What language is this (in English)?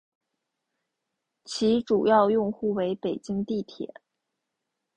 Chinese